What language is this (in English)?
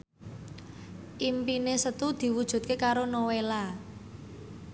Javanese